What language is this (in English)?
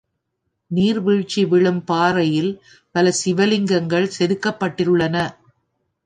Tamil